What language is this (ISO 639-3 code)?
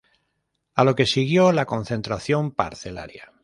spa